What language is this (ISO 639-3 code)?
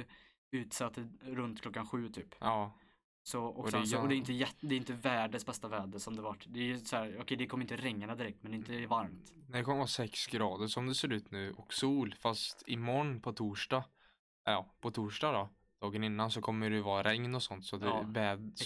swe